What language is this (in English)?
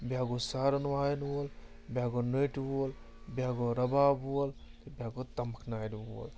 Kashmiri